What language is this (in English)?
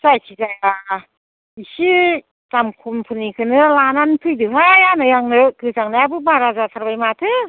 Bodo